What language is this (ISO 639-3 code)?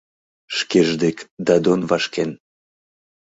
chm